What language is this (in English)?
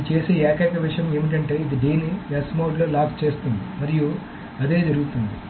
Telugu